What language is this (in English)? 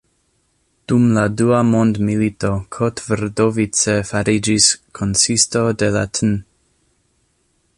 Esperanto